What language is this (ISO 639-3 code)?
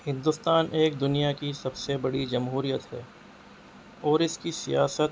urd